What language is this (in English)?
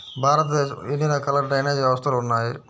Telugu